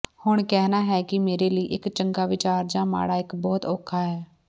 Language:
Punjabi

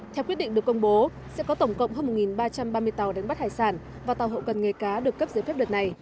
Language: Vietnamese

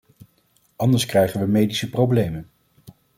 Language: Dutch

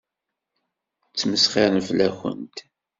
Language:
Kabyle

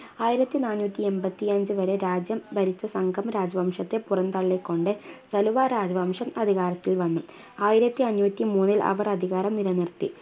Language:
Malayalam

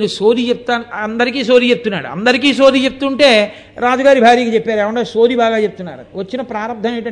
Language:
Telugu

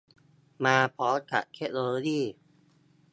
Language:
Thai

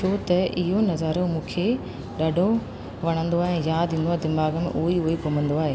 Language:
Sindhi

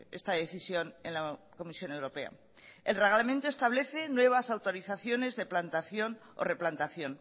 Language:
Spanish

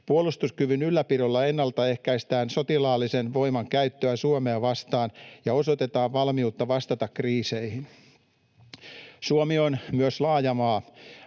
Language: Finnish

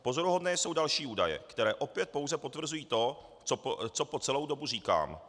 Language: Czech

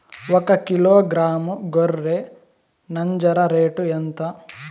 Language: Telugu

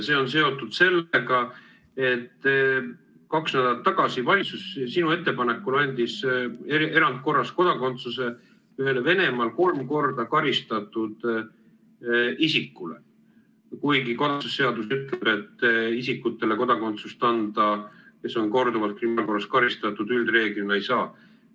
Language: Estonian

